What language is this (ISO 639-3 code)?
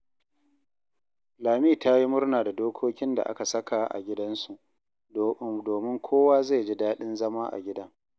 hau